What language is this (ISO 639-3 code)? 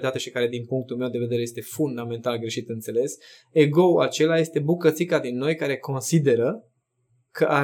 ron